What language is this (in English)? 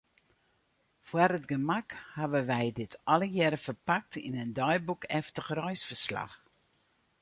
Western Frisian